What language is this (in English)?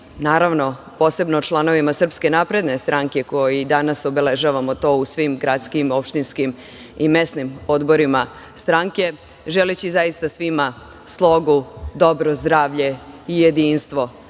Serbian